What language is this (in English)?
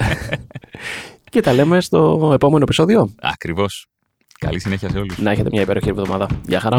Greek